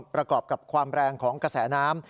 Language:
Thai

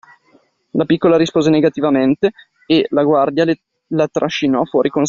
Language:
Italian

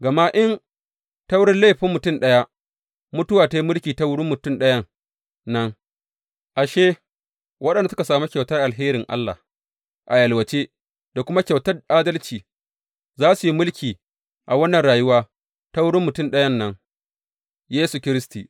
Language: Hausa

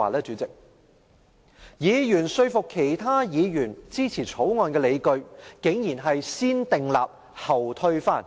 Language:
Cantonese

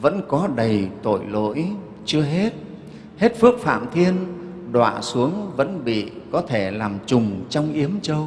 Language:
Vietnamese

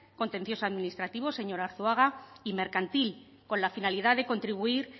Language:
Spanish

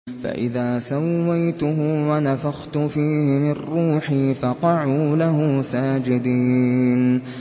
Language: Arabic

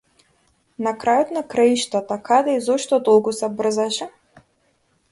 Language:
Macedonian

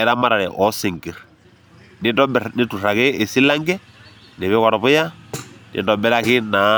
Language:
Masai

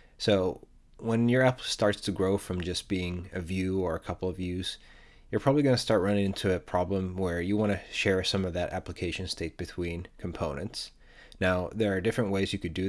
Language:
English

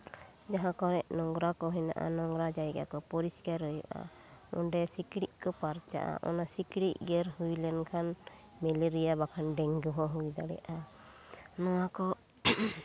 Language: Santali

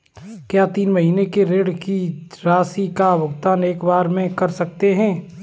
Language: Hindi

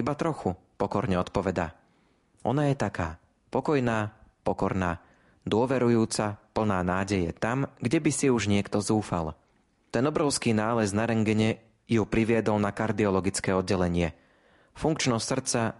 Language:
Slovak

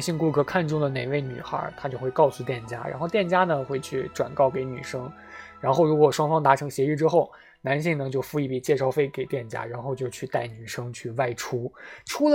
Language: Chinese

